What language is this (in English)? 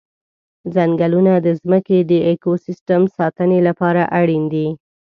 Pashto